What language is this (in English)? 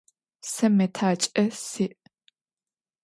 Adyghe